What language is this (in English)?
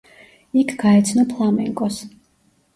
Georgian